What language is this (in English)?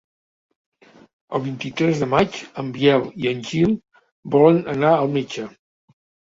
Catalan